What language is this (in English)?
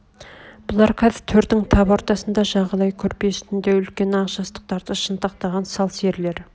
Kazakh